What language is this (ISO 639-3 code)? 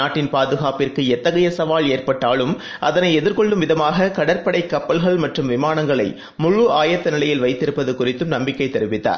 tam